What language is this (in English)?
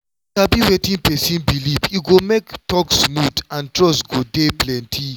Nigerian Pidgin